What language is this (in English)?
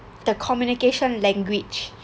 English